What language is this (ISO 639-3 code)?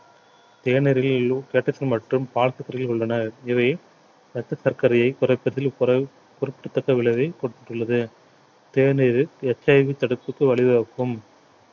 tam